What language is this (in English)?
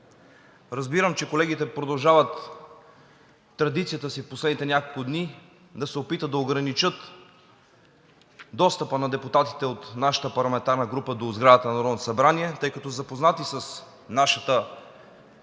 Bulgarian